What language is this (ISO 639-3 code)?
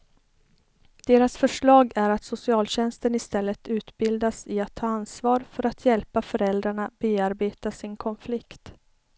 swe